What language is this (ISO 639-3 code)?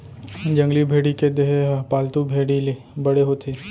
hne